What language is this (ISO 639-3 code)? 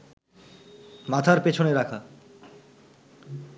ben